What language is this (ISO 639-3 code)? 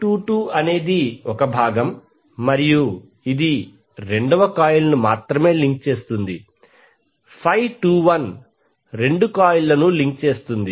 tel